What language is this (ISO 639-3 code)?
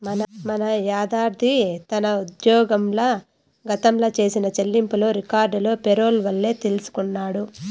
tel